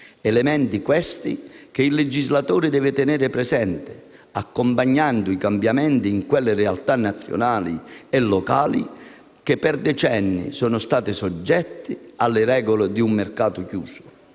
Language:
Italian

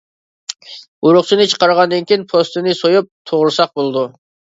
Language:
Uyghur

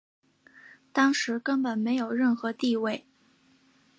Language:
Chinese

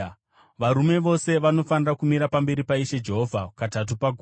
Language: Shona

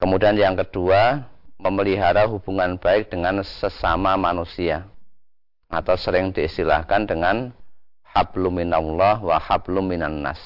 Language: Indonesian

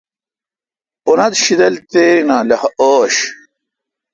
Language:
Kalkoti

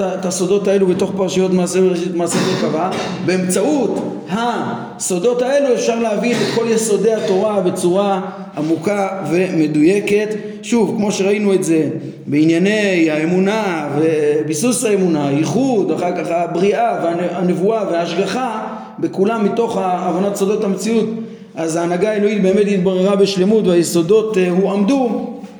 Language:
Hebrew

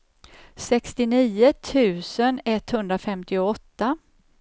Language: Swedish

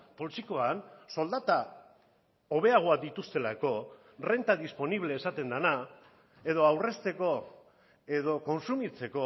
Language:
Basque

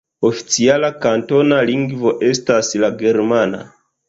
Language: Esperanto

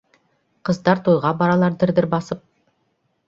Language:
Bashkir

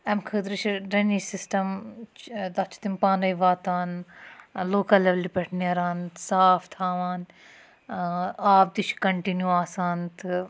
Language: Kashmiri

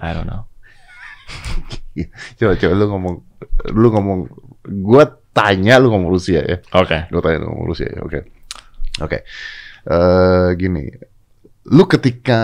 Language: Indonesian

